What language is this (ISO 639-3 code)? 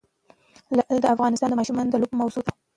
pus